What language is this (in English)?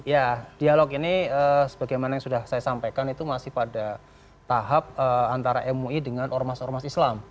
Indonesian